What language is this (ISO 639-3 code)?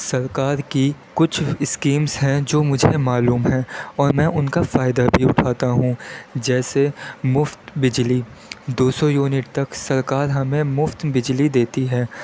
urd